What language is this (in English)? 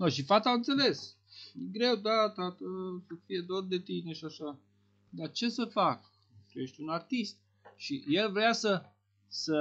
Romanian